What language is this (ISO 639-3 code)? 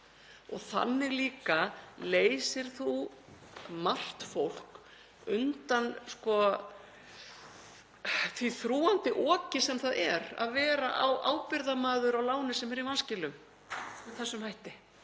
isl